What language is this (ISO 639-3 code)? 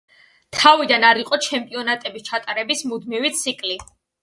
kat